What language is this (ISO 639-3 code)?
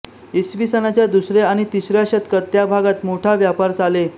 mar